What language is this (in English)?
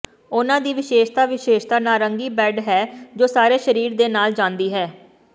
Punjabi